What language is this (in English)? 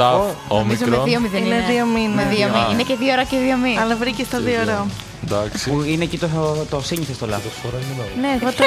Greek